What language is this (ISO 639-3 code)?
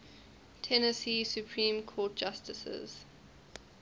eng